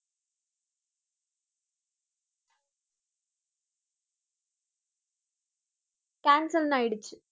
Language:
Tamil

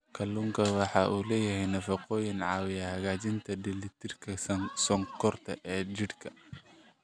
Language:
Somali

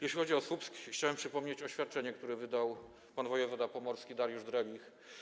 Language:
Polish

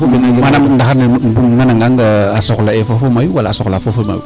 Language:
Serer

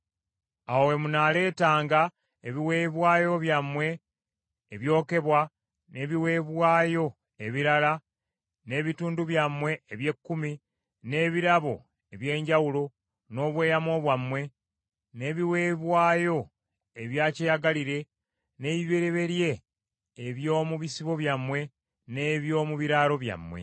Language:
Ganda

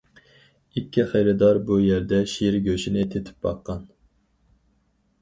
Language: Uyghur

